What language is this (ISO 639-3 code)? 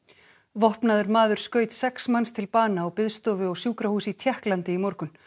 isl